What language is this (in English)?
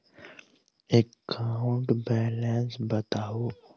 Maithili